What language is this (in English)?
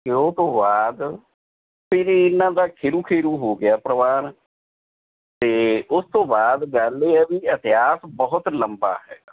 Punjabi